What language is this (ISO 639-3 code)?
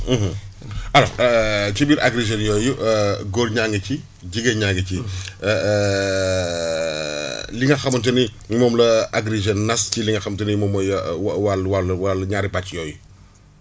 wol